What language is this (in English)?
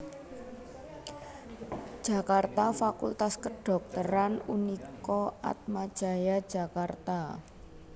Javanese